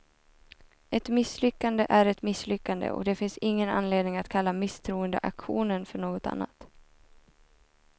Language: Swedish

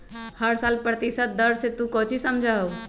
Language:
Magahi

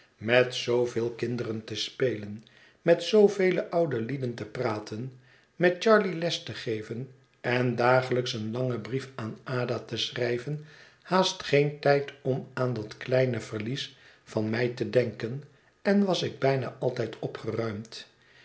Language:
Dutch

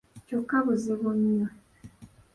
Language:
Ganda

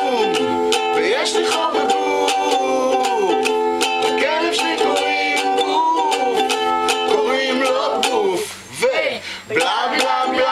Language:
Polish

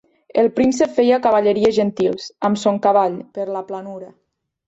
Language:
Catalan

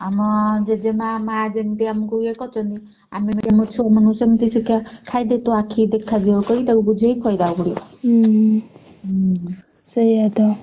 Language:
Odia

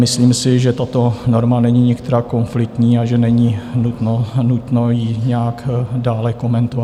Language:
Czech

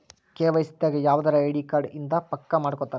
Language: Kannada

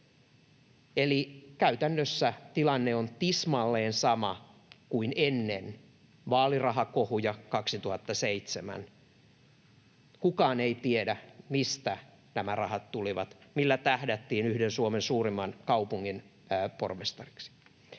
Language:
Finnish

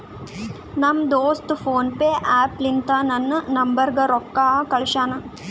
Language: Kannada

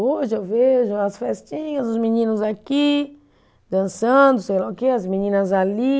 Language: Portuguese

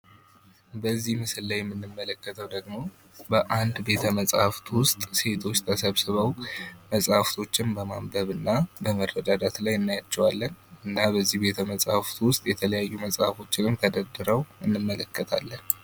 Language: Amharic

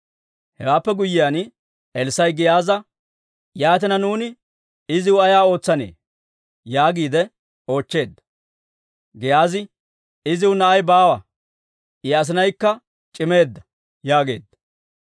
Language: Dawro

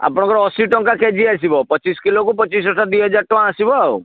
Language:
Odia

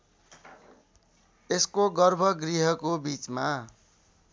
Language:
Nepali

